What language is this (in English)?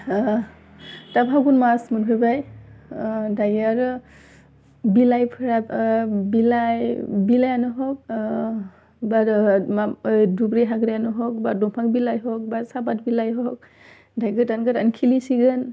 Bodo